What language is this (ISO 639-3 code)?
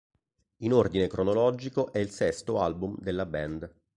ita